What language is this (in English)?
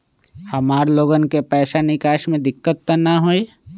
Magahi